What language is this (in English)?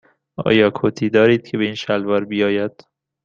Persian